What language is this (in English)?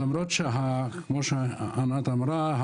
Hebrew